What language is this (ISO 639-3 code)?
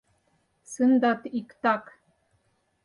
chm